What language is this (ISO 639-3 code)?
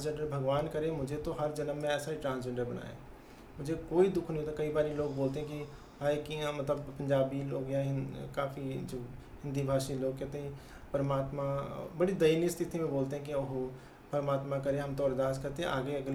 hin